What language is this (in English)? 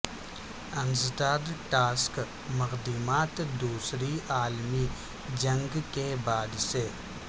Urdu